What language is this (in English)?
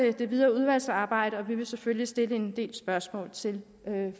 Danish